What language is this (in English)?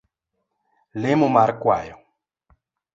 Luo (Kenya and Tanzania)